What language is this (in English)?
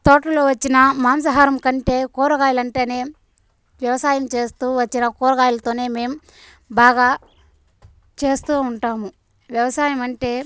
Telugu